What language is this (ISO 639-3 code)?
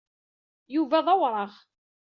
kab